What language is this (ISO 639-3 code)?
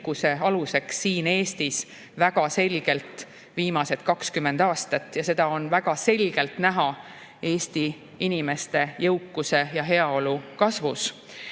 est